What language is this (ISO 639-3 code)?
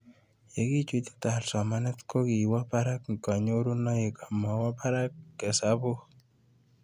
kln